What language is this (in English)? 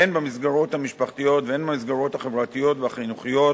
Hebrew